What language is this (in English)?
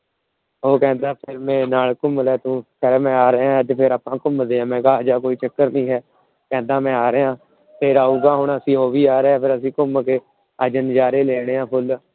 Punjabi